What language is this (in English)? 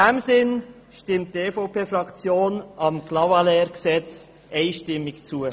Swiss German